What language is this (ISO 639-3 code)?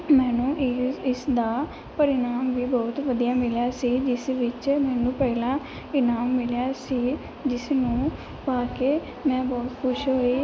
pan